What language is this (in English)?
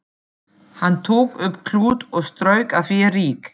Icelandic